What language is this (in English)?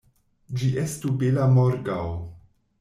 Esperanto